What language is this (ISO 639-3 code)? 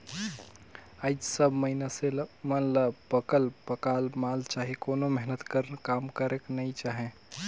hne